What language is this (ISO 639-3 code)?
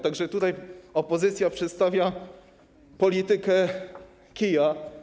pol